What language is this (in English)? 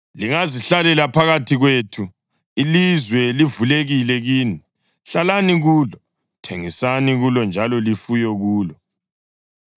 North Ndebele